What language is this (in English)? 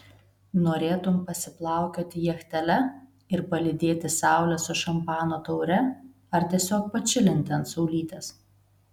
Lithuanian